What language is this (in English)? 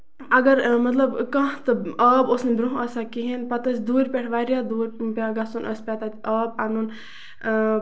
Kashmiri